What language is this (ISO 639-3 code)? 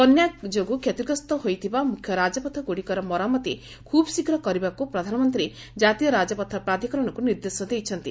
ori